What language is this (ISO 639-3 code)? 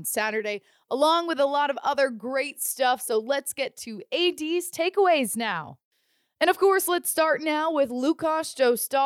eng